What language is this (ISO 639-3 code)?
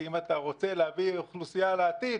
heb